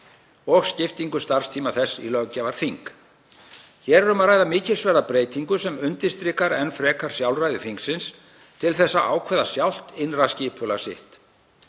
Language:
Icelandic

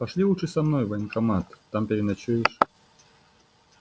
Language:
Russian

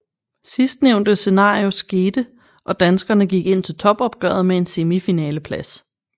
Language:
Danish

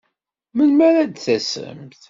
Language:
Kabyle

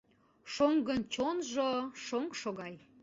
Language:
Mari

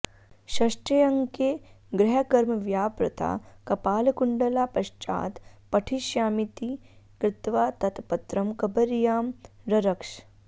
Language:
Sanskrit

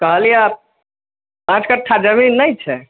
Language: Maithili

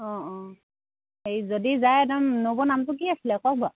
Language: Assamese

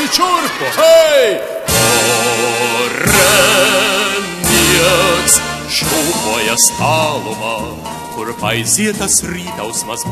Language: Romanian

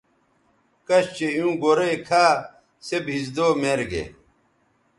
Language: Bateri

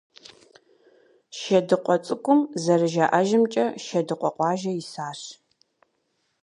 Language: Kabardian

